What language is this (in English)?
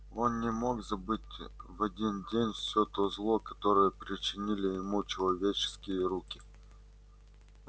Russian